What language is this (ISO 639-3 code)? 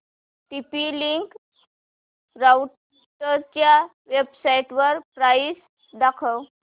mar